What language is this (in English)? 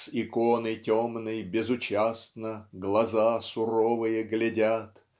Russian